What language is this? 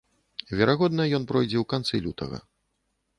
Belarusian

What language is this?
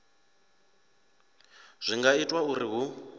Venda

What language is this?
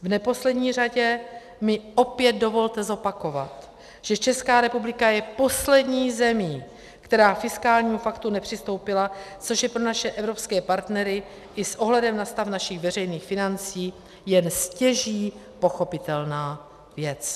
Czech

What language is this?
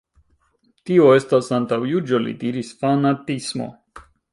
Esperanto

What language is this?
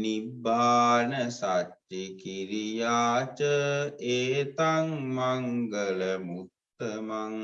Vietnamese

